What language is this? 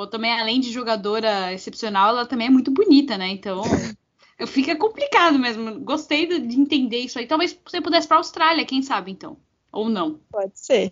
Portuguese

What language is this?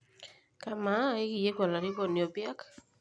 Masai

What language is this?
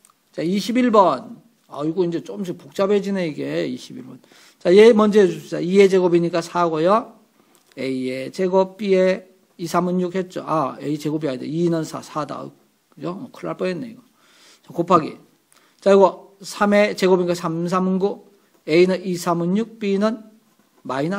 Korean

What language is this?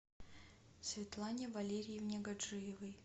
Russian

